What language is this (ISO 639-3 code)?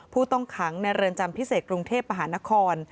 tha